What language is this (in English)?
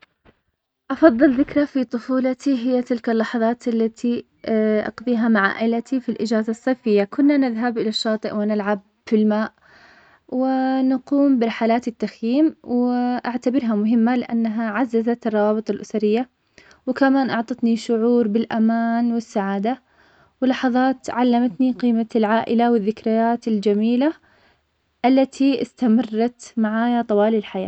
Omani Arabic